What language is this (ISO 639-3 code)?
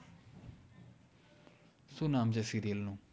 guj